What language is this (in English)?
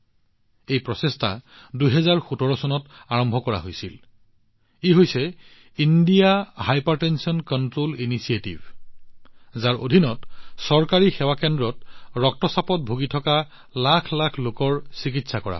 Assamese